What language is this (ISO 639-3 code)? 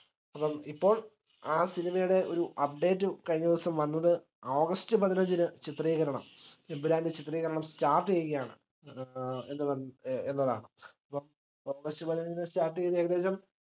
mal